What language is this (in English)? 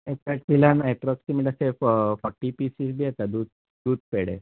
Konkani